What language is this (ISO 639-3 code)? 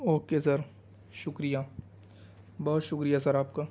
urd